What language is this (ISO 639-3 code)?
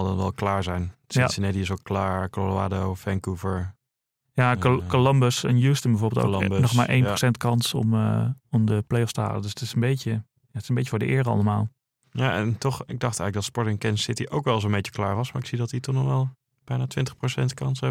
nld